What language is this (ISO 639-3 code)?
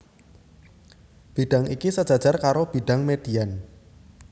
jav